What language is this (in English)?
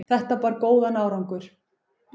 Icelandic